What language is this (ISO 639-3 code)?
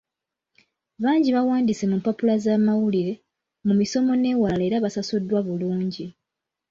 lug